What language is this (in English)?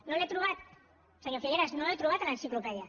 Catalan